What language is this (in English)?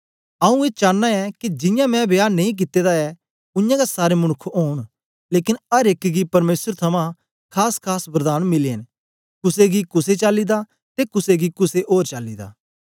Dogri